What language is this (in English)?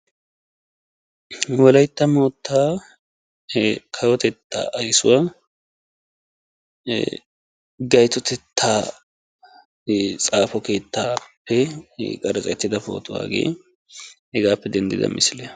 Wolaytta